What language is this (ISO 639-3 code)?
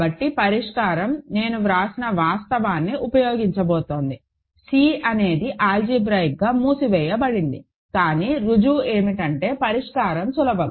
tel